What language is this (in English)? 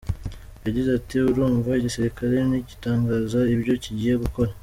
Kinyarwanda